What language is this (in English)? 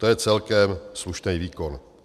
Czech